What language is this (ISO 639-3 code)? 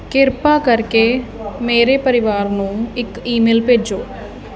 pan